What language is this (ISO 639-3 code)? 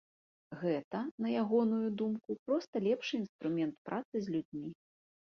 bel